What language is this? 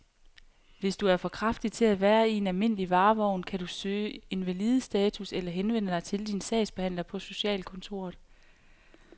Danish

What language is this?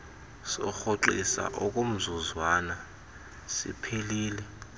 Xhosa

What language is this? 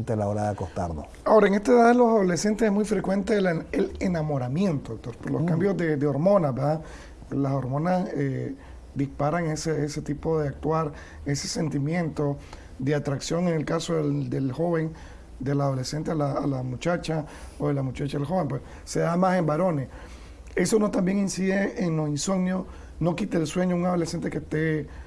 Spanish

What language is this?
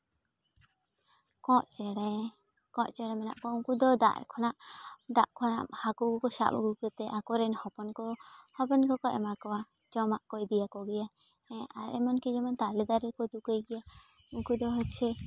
Santali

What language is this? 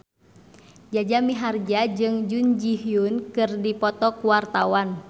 Sundanese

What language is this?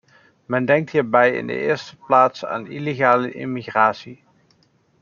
Dutch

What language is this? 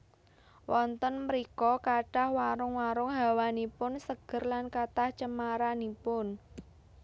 Javanese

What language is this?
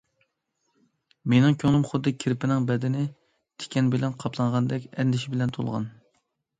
Uyghur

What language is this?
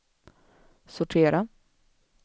Swedish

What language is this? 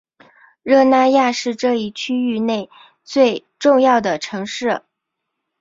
Chinese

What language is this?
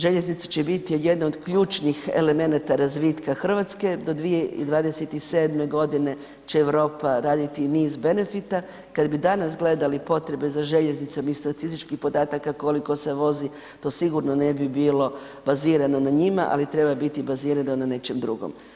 Croatian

